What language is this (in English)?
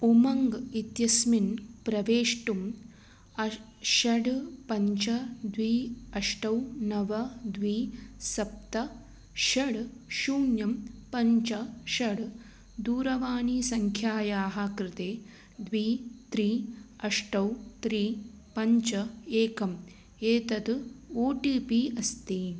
Sanskrit